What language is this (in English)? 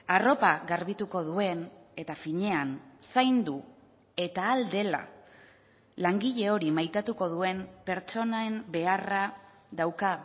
Basque